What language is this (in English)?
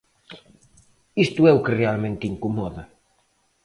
Galician